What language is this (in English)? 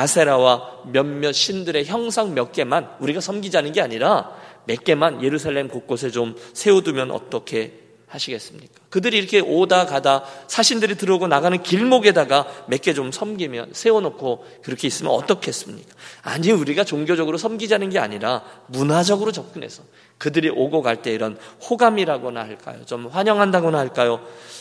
Korean